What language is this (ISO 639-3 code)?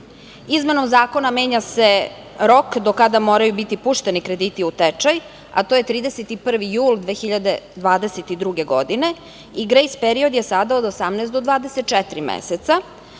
srp